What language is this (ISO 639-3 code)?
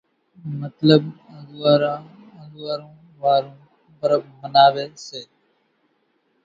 gjk